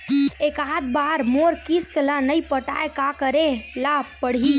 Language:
Chhattisgarhi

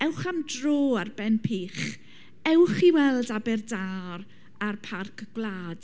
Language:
Welsh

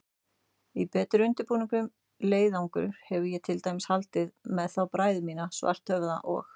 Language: Icelandic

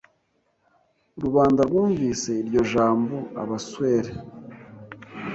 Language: Kinyarwanda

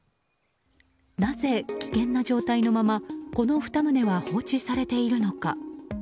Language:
Japanese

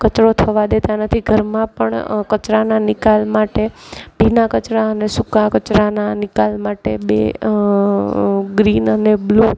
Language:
Gujarati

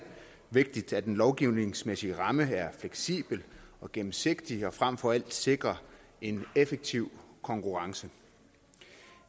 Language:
Danish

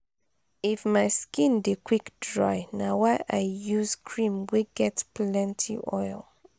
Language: Nigerian Pidgin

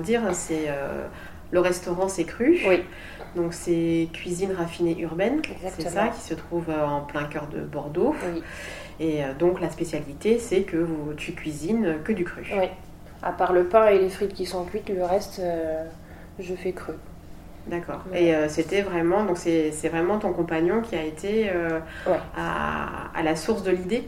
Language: French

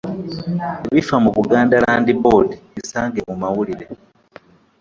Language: Ganda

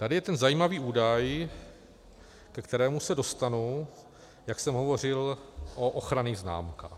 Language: Czech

